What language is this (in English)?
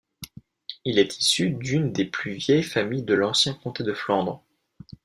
French